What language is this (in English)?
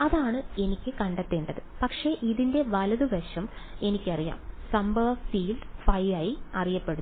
Malayalam